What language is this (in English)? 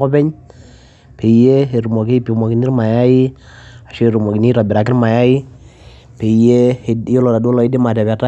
Masai